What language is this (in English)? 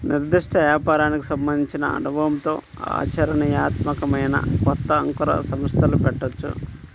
Telugu